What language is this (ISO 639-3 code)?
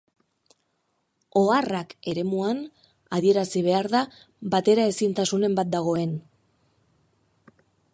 eus